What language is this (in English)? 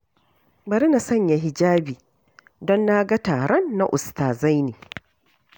Hausa